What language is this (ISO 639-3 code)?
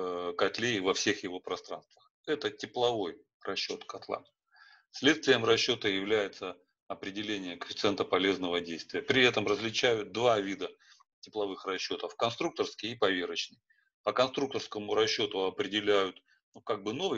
rus